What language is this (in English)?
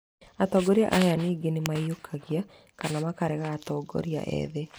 Kikuyu